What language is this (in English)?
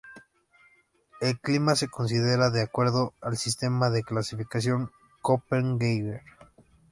Spanish